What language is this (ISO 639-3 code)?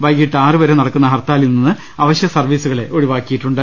mal